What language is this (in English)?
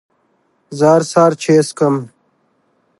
Pashto